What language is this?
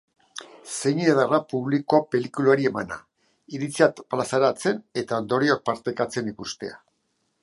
Basque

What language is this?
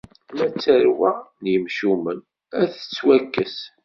Kabyle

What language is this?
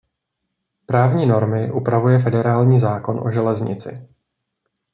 Czech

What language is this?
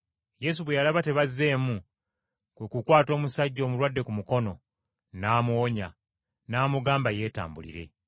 Ganda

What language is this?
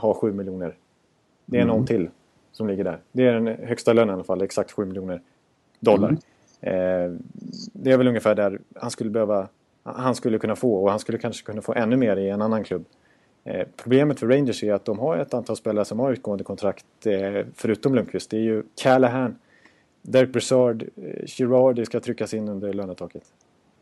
Swedish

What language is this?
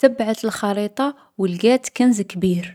Algerian Arabic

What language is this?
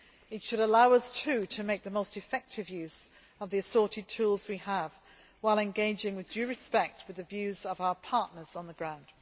English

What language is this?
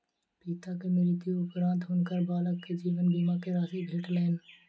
Maithili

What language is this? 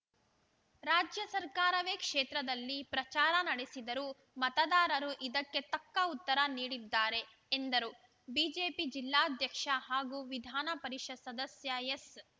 Kannada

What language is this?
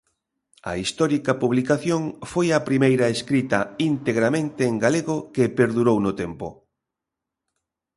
Galician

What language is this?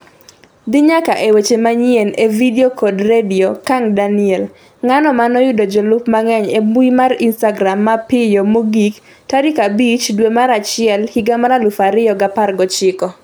Luo (Kenya and Tanzania)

